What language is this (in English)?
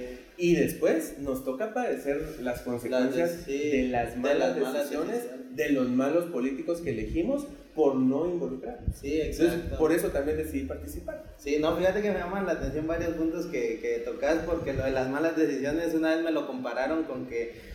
Spanish